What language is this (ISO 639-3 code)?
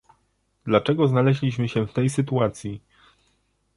pol